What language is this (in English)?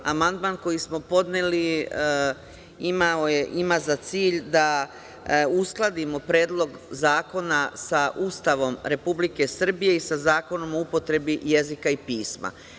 Serbian